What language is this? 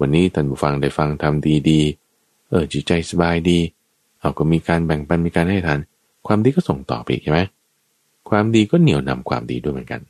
Thai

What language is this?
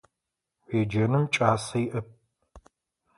Adyghe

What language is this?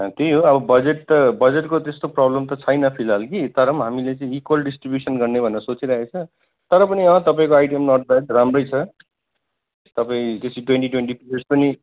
Nepali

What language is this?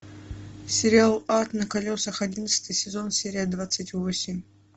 Russian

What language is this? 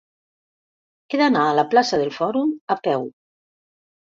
Catalan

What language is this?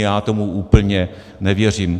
Czech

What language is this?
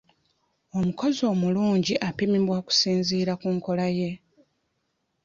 Ganda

